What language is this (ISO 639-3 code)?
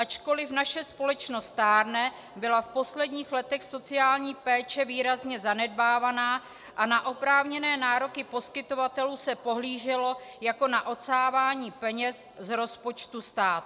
ces